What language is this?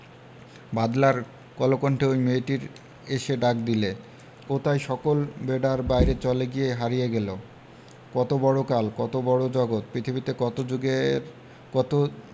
Bangla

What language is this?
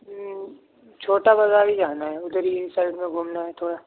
Urdu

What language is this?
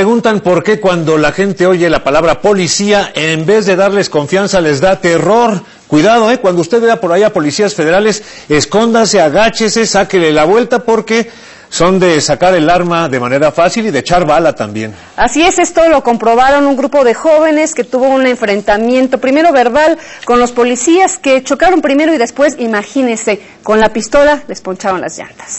Spanish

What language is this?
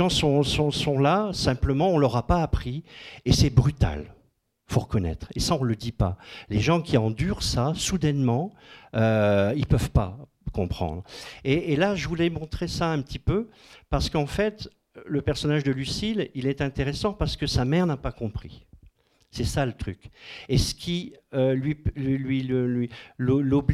French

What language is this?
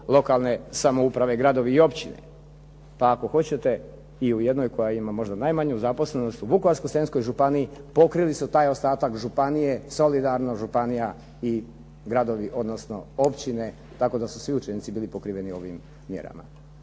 Croatian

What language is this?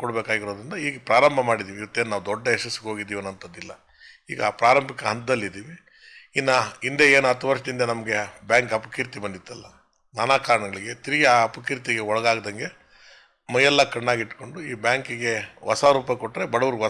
Indonesian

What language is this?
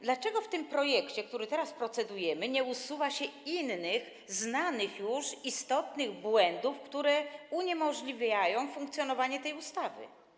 Polish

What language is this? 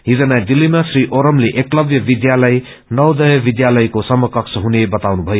Nepali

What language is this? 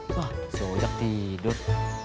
Indonesian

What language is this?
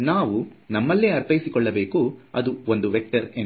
Kannada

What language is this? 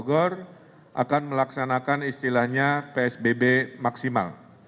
Indonesian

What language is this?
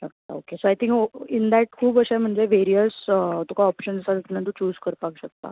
Konkani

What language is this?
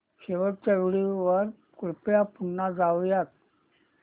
Marathi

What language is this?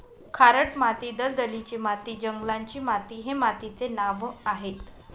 Marathi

